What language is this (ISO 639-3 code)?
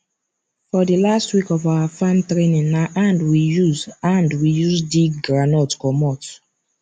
pcm